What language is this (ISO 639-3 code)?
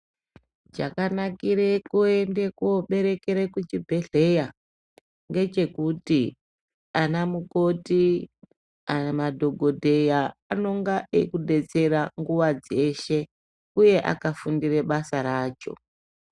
ndc